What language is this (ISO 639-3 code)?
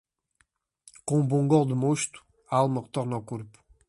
por